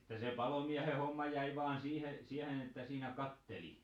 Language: Finnish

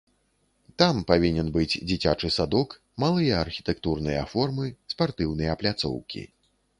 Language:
Belarusian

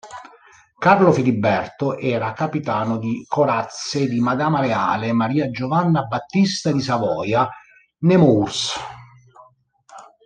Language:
Italian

